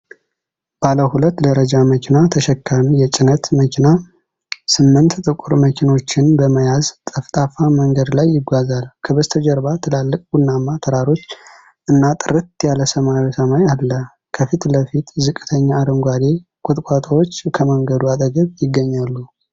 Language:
Amharic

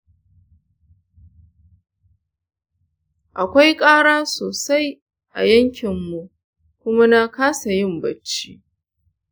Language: Hausa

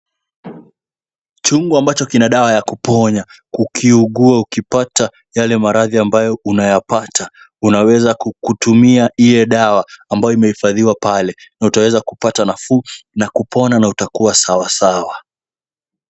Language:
Swahili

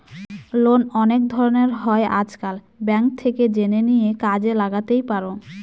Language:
Bangla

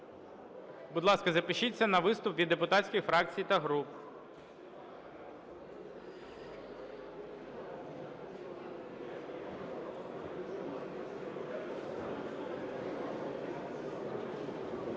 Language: Ukrainian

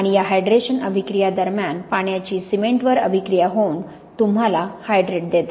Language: Marathi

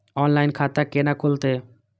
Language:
Maithili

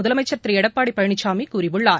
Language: Tamil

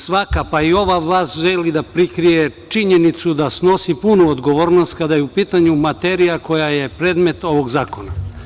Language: Serbian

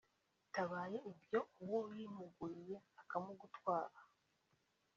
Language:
Kinyarwanda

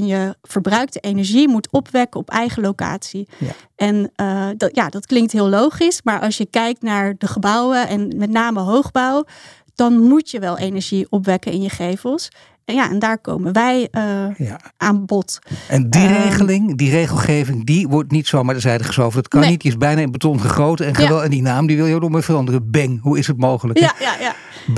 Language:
Dutch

